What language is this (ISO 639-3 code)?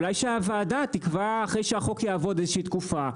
heb